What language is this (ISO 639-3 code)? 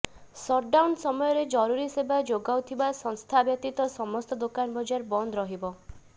ori